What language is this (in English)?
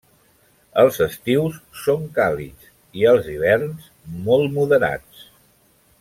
Catalan